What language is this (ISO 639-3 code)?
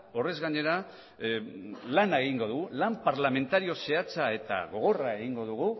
eus